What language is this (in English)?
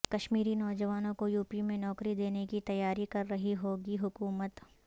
Urdu